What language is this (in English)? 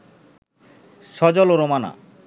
Bangla